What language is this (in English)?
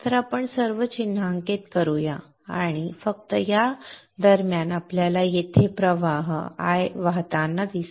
Marathi